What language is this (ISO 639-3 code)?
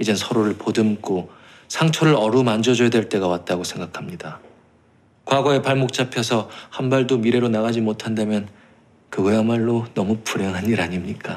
kor